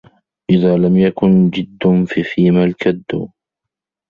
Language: Arabic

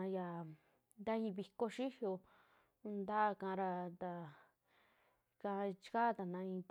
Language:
Western Juxtlahuaca Mixtec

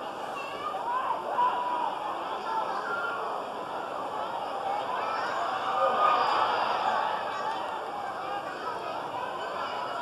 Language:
Vietnamese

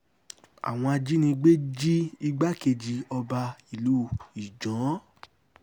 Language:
Yoruba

